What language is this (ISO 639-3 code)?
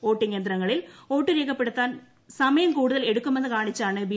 mal